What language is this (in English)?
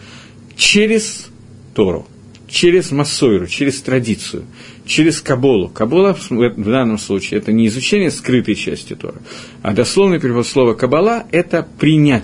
Russian